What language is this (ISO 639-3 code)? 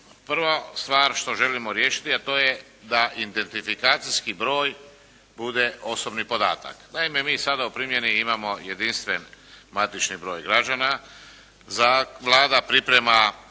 hrv